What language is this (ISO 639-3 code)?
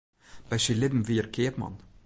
fry